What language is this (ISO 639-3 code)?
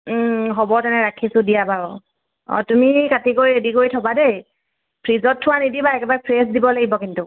asm